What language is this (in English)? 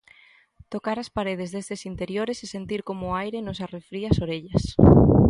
Galician